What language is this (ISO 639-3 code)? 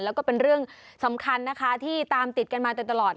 tha